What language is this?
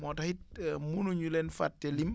Wolof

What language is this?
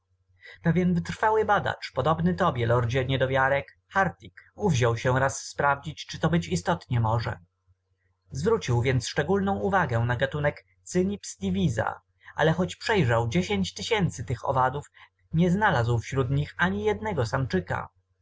Polish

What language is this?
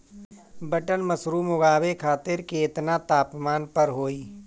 Bhojpuri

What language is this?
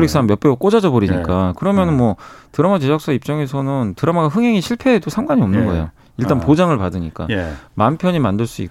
Korean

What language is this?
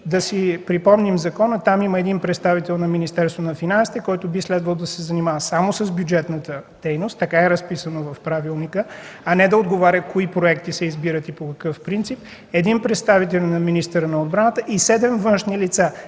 Bulgarian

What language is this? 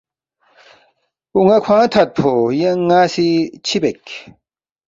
Balti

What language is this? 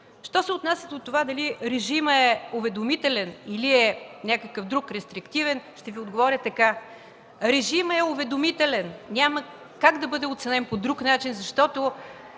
Bulgarian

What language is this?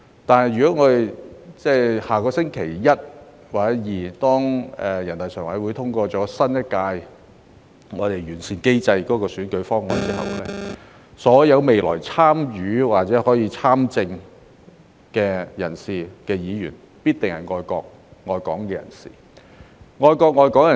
Cantonese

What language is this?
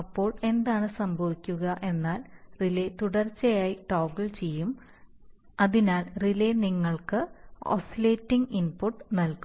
Malayalam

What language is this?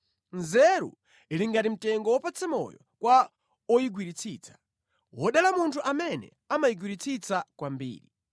Nyanja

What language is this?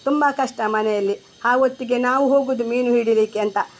Kannada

